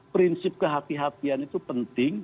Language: Indonesian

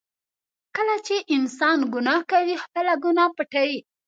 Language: Pashto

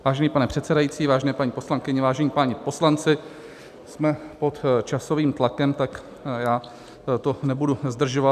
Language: Czech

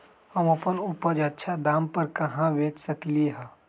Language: Magahi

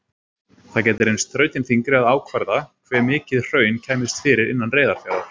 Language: Icelandic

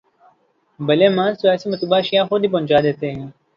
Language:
Urdu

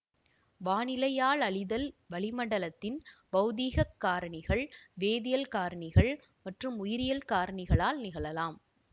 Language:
Tamil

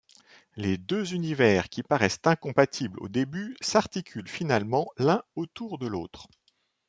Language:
French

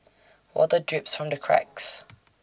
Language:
English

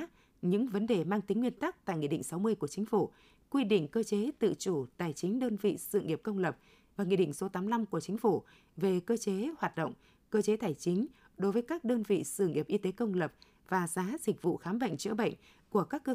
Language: Vietnamese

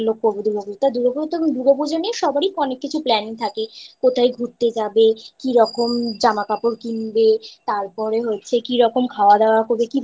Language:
Bangla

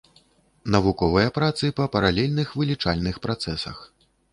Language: Belarusian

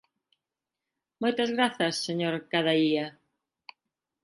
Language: Galician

